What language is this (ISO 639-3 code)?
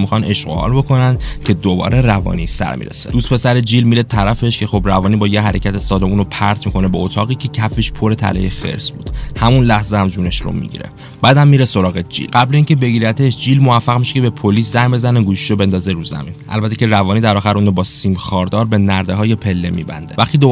fas